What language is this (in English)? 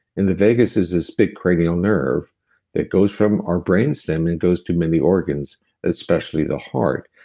English